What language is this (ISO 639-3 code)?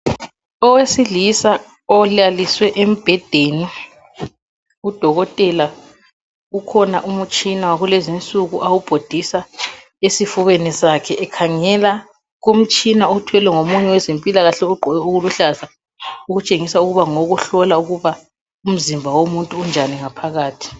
nde